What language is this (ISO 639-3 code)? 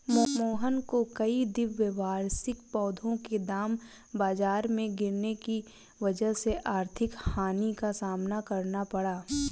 hin